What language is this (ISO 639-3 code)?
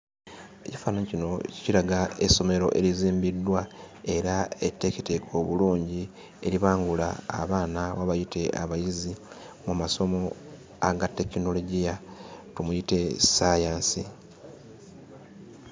lug